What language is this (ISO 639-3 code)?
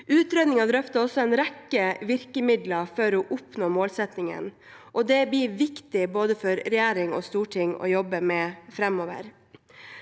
nor